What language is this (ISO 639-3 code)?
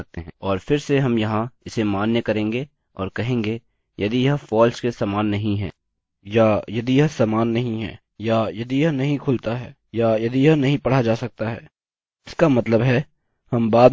hin